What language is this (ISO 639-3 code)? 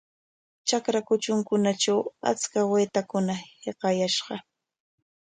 qwa